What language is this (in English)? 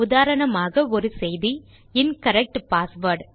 Tamil